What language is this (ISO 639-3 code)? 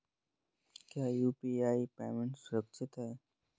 hin